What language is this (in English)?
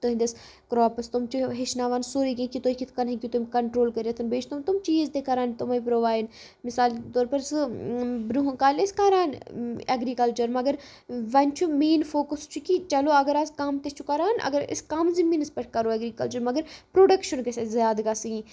Kashmiri